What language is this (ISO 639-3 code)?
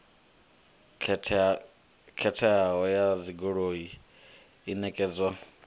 ven